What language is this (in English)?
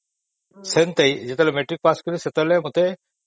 Odia